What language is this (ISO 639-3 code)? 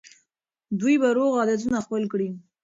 pus